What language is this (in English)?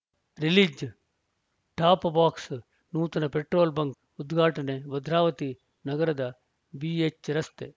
Kannada